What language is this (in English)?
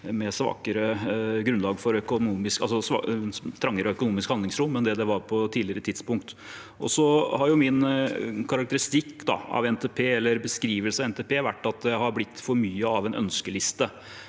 Norwegian